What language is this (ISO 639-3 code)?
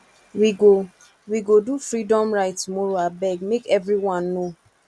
pcm